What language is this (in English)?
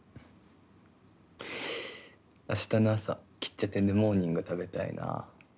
Japanese